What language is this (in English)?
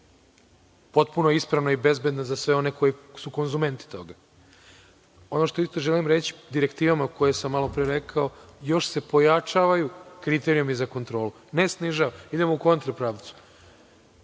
Serbian